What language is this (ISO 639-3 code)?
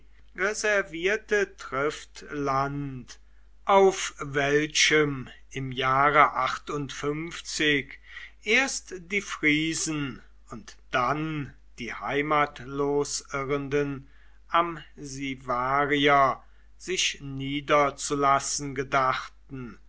deu